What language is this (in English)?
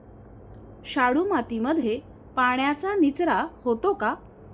Marathi